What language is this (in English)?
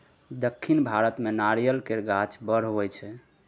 Maithili